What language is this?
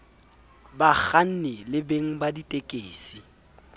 Southern Sotho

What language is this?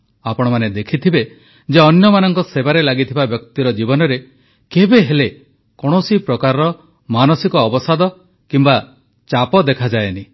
Odia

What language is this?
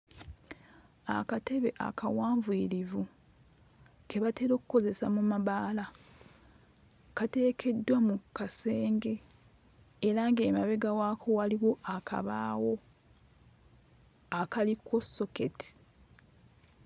Ganda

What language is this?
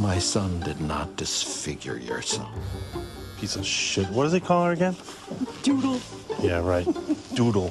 Turkish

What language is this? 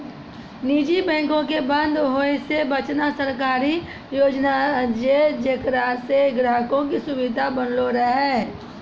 Maithili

